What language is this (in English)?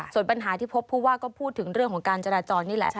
Thai